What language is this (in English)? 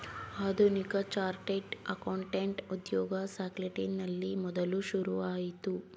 Kannada